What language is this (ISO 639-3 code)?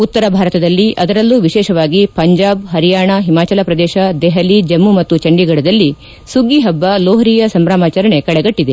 kan